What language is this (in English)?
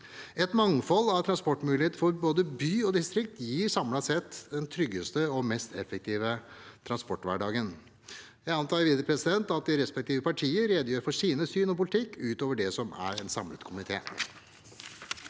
Norwegian